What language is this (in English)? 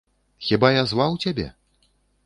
Belarusian